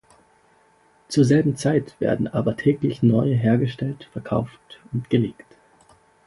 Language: German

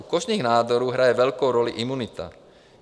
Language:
Czech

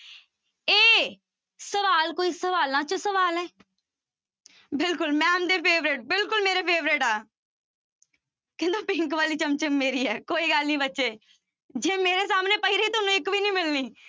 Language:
Punjabi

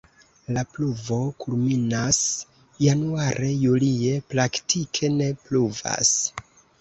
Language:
Esperanto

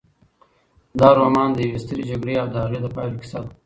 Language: Pashto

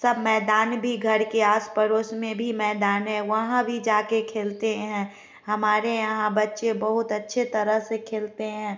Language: Hindi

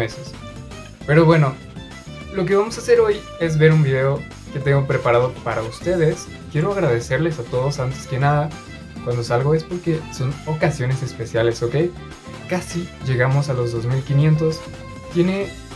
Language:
Spanish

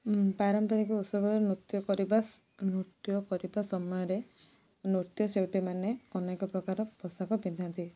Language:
Odia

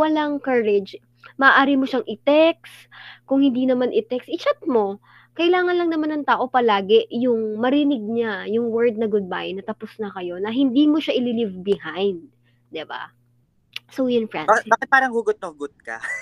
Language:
Filipino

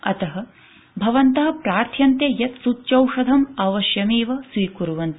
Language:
Sanskrit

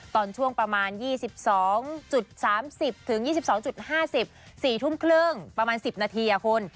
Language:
Thai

